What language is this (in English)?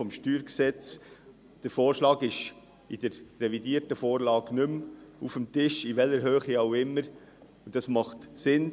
Swiss German